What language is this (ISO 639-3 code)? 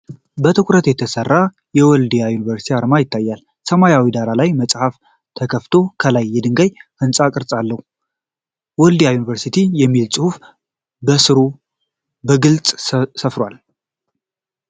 amh